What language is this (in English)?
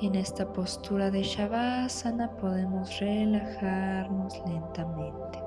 Spanish